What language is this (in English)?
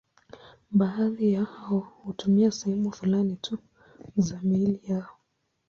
Swahili